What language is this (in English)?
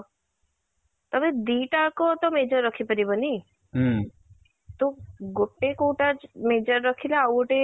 Odia